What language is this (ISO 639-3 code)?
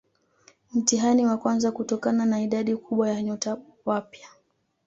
swa